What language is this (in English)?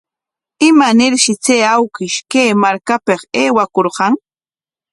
Corongo Ancash Quechua